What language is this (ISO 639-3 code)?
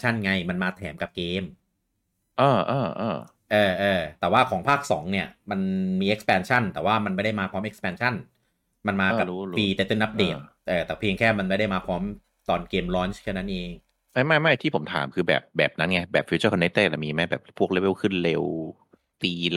tha